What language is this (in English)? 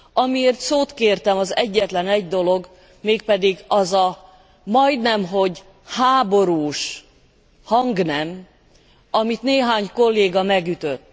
Hungarian